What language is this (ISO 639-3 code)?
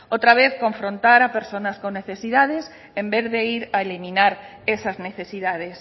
spa